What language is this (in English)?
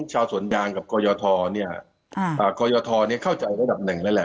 Thai